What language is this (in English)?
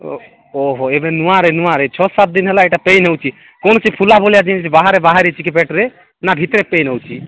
Odia